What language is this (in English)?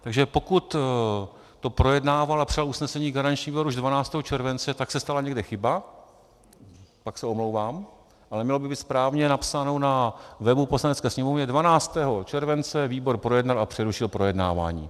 Czech